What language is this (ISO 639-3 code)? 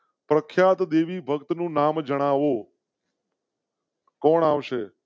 guj